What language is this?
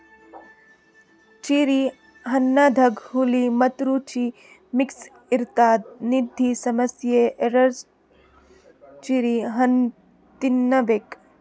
Kannada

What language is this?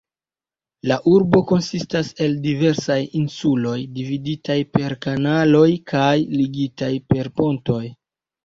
Esperanto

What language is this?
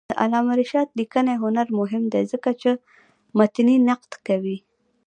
Pashto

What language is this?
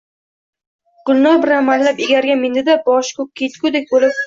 Uzbek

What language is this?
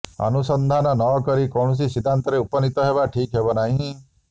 Odia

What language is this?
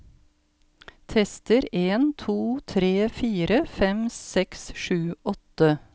Norwegian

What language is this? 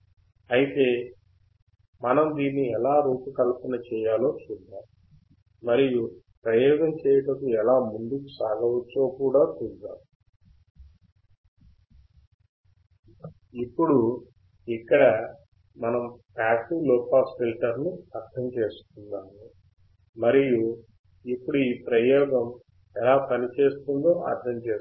Telugu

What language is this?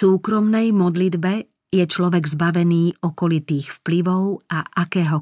Slovak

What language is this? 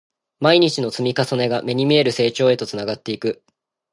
Japanese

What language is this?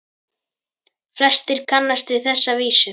Icelandic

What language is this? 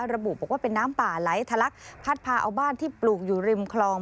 Thai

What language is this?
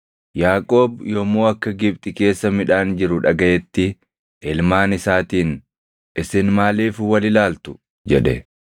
Oromo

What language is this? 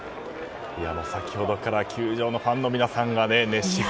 Japanese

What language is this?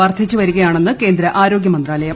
Malayalam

